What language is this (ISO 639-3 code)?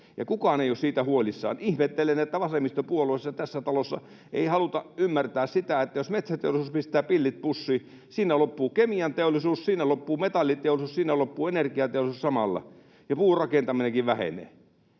fin